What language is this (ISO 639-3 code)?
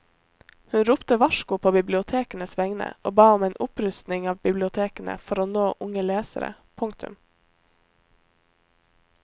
nor